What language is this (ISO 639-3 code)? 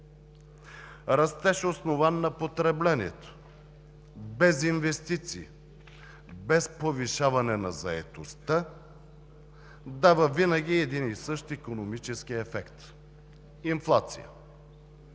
bul